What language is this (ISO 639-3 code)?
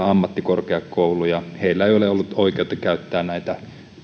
fin